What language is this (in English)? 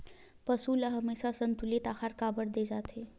Chhattisgarhi